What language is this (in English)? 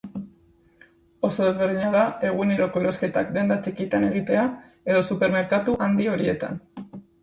Basque